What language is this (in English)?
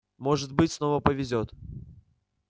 Russian